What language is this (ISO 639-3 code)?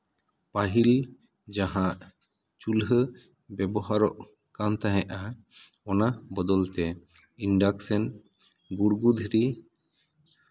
sat